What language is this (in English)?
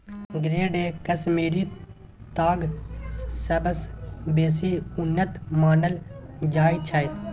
Maithili